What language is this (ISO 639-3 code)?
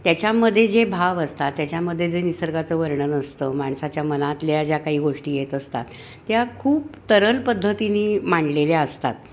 mar